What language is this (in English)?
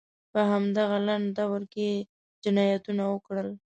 Pashto